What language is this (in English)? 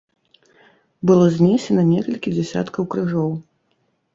Belarusian